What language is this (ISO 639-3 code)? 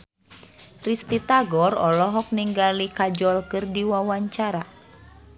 sun